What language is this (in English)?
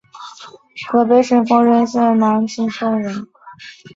Chinese